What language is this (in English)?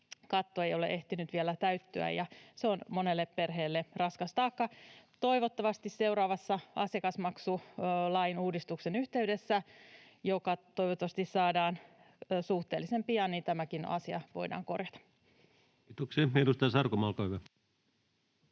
Finnish